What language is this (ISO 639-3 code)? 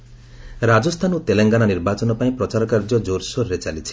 ori